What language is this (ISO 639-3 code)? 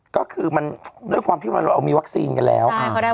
tha